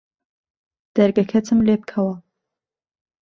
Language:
Central Kurdish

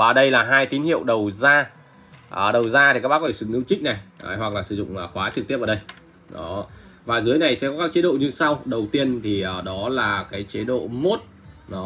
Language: Vietnamese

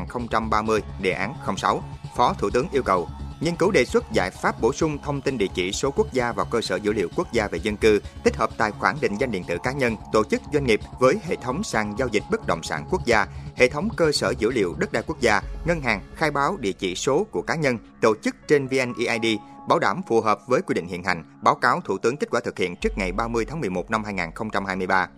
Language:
Vietnamese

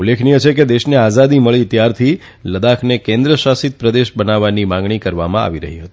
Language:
Gujarati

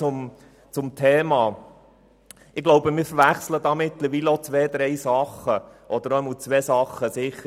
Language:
Swiss German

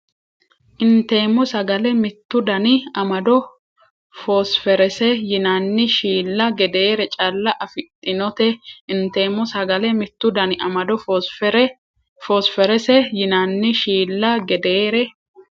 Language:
Sidamo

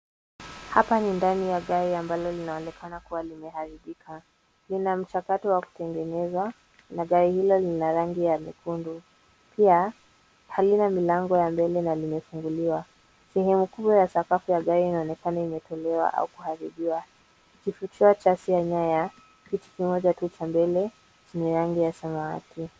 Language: Swahili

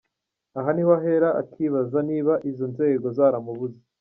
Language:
Kinyarwanda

